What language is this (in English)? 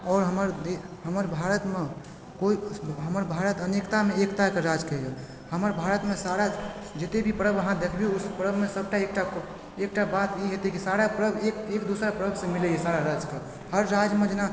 Maithili